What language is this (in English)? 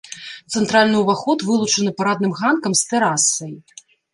Belarusian